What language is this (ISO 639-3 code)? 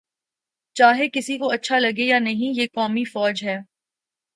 urd